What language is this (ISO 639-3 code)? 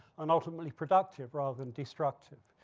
eng